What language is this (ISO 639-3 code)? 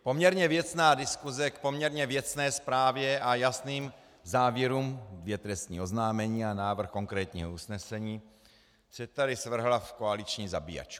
ces